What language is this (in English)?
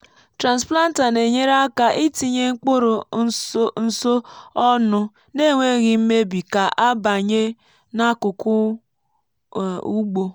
Igbo